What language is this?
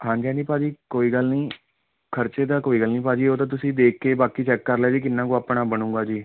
Punjabi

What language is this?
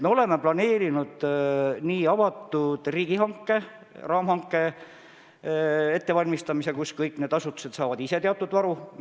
Estonian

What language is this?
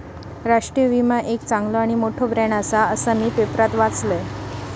Marathi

